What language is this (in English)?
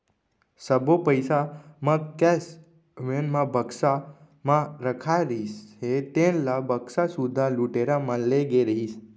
Chhattisgarhi